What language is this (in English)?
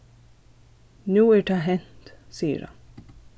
Faroese